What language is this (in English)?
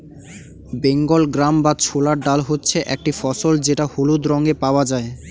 Bangla